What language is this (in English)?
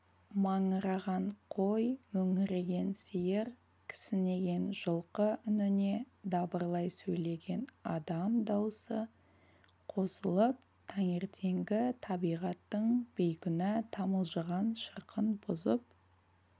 Kazakh